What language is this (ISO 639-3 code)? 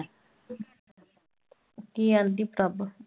pan